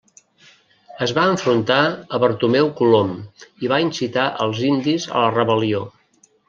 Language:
Catalan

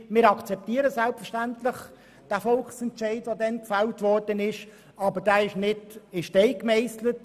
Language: Swiss German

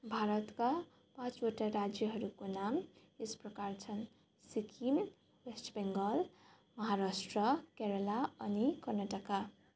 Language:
Nepali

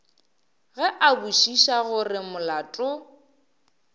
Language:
Northern Sotho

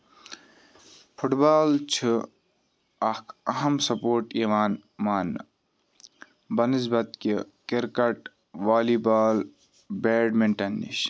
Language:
Kashmiri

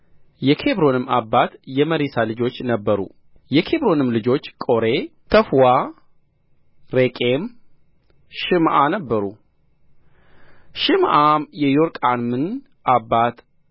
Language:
Amharic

